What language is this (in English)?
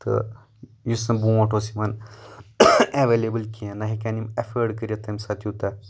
Kashmiri